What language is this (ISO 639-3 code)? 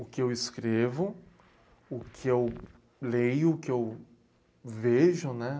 por